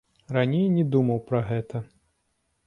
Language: Belarusian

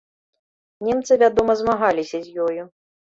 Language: Belarusian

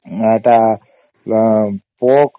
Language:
Odia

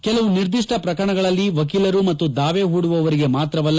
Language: Kannada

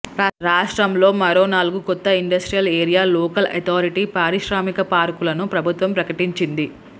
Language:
Telugu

